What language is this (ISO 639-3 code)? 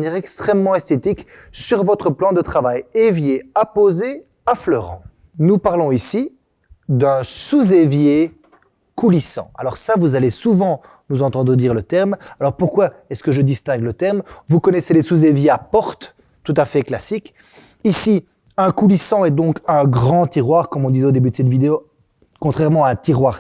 fra